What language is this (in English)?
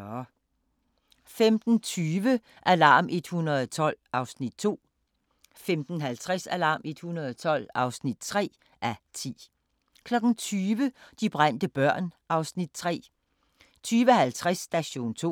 Danish